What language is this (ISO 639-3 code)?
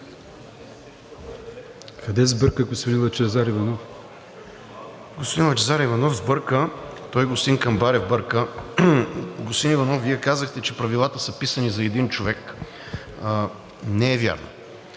bul